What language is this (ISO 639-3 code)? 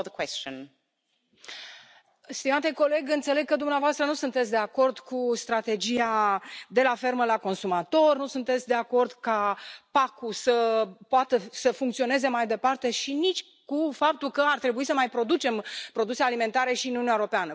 ron